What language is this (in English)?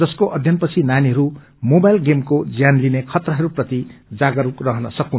Nepali